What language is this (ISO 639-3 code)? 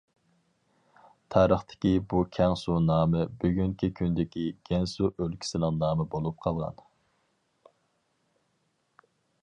uig